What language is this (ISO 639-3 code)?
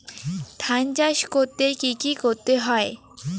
ben